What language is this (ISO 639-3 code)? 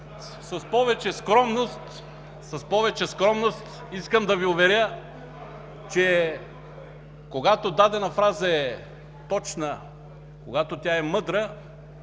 bul